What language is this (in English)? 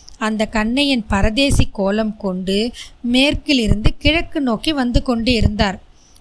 Tamil